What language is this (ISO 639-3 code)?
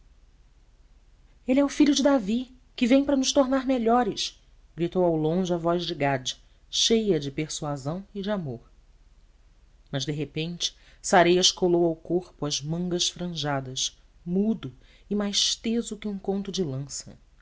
por